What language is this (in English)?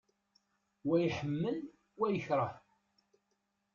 Kabyle